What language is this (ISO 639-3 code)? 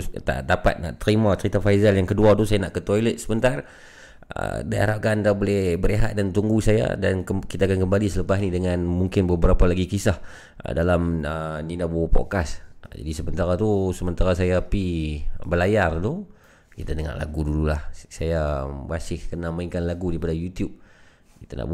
msa